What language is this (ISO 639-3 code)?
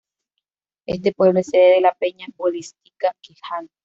spa